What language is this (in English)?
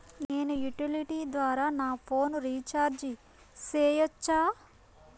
Telugu